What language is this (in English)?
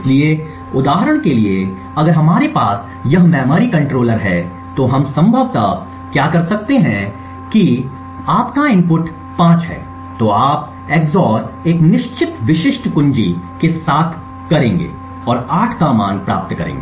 Hindi